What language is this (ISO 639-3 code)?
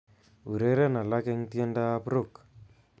kln